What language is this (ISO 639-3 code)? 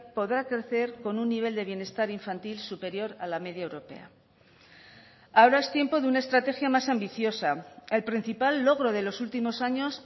spa